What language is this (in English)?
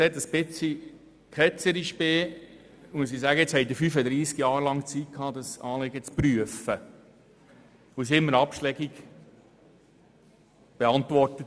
Swiss German